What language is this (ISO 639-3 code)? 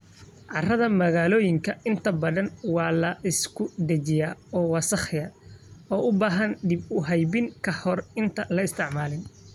som